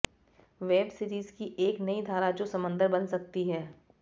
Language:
Hindi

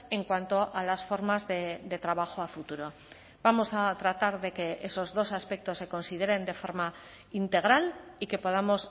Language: Spanish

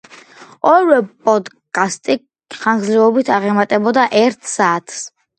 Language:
Georgian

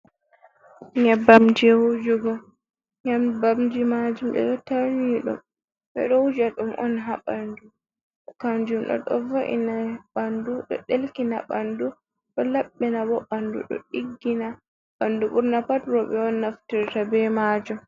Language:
Fula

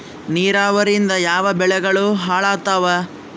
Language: Kannada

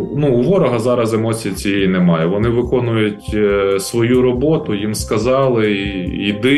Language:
Ukrainian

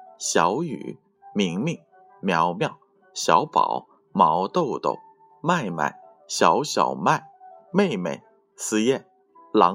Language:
Chinese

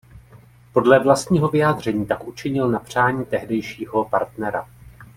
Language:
Czech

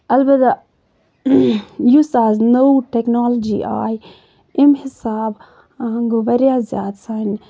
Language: Kashmiri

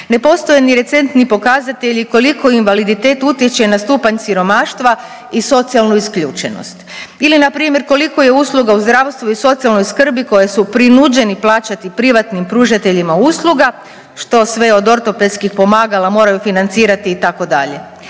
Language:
Croatian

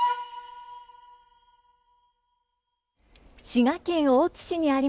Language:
Japanese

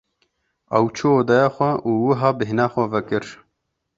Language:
Kurdish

